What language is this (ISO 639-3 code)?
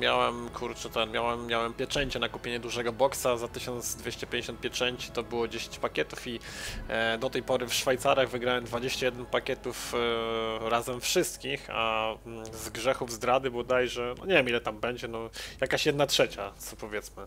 pol